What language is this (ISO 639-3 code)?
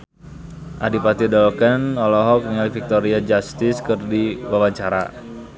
sun